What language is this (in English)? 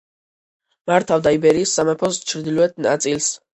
Georgian